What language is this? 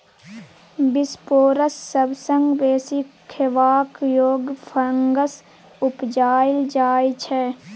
Maithili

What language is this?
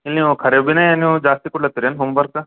Kannada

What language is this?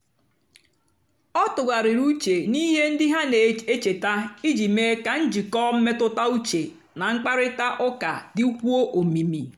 Igbo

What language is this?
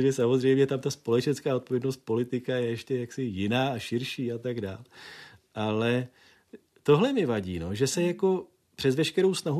Czech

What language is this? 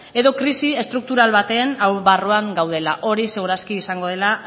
Basque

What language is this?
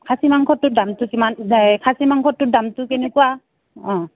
Assamese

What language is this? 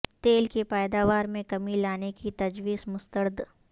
Urdu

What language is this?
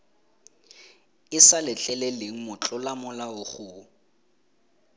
Tswana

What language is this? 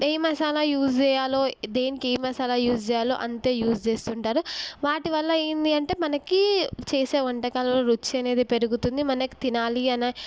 Telugu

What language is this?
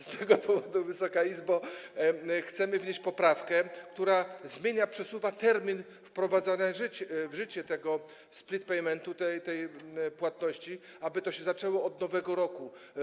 Polish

